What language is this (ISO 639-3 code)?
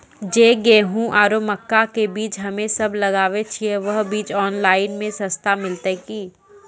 mai